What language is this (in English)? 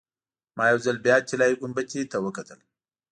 Pashto